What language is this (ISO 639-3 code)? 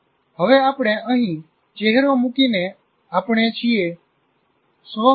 guj